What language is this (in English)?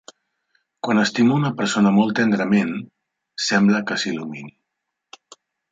Catalan